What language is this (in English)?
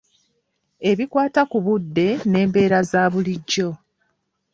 Ganda